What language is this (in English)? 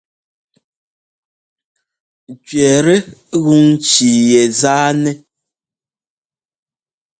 Ngomba